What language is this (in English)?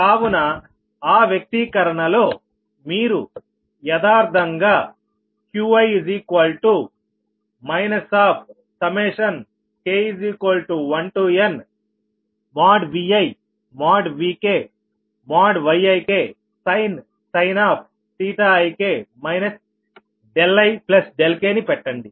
Telugu